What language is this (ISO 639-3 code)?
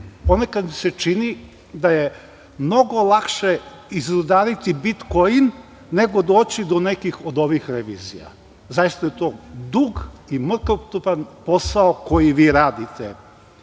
srp